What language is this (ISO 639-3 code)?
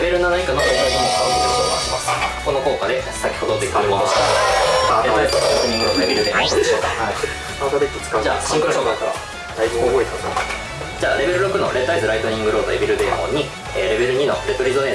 jpn